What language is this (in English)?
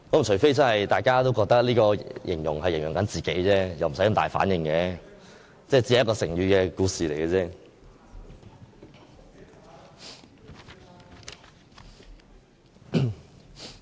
Cantonese